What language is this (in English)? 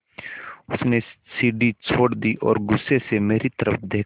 Hindi